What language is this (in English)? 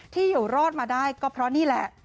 Thai